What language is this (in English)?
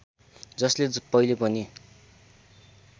Nepali